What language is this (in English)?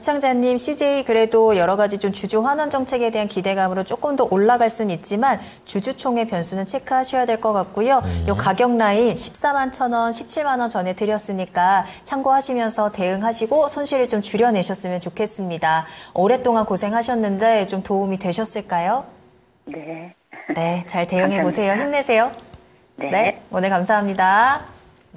Korean